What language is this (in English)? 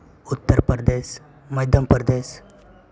Santali